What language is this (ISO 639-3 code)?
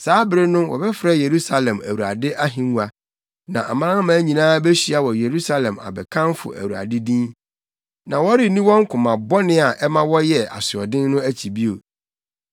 aka